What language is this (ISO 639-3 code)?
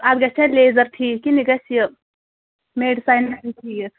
kas